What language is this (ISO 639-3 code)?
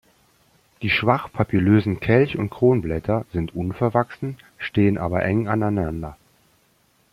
deu